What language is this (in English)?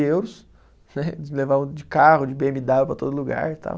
Portuguese